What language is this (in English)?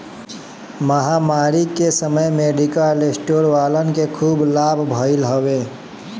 Bhojpuri